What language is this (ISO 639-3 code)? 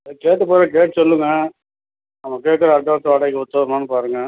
tam